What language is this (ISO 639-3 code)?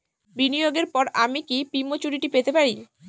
ben